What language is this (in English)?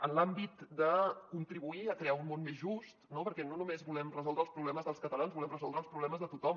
Catalan